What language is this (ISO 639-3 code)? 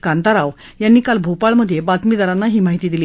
mar